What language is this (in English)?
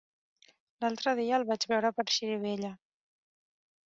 Catalan